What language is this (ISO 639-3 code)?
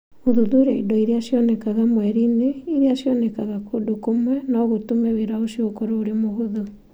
kik